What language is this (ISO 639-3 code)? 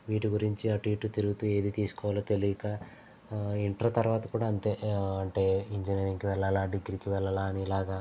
tel